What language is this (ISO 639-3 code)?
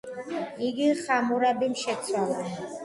kat